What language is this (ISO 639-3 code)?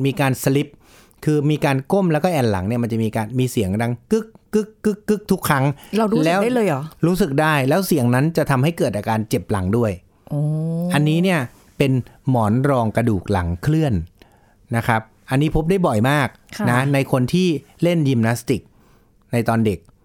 tha